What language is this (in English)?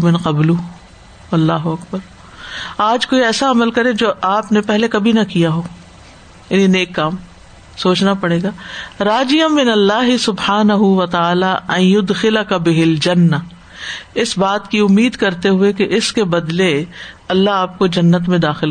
Urdu